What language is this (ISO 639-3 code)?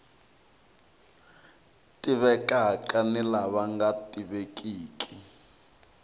tso